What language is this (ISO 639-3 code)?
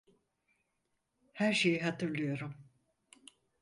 tur